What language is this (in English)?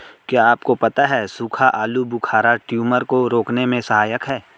Hindi